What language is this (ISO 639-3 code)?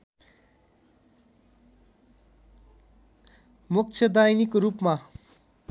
nep